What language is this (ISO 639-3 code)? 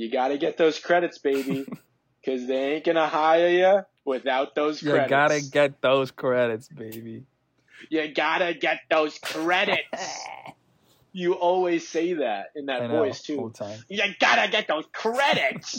eng